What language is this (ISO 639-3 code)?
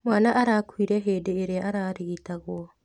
kik